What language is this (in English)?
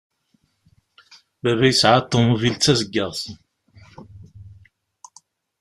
Kabyle